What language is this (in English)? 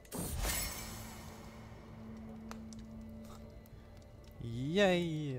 German